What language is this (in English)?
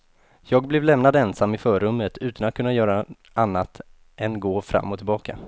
Swedish